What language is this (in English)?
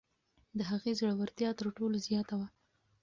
Pashto